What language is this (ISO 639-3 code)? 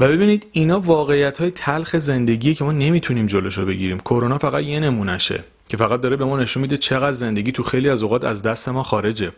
fas